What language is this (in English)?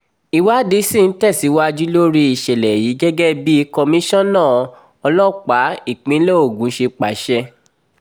Yoruba